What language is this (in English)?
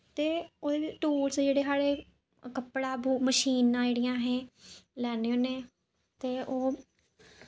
Dogri